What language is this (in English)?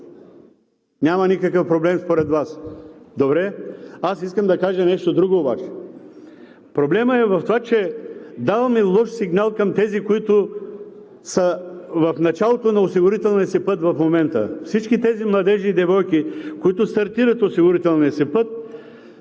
Bulgarian